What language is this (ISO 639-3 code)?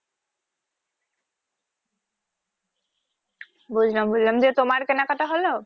ben